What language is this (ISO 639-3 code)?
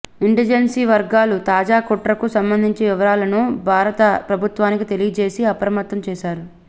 tel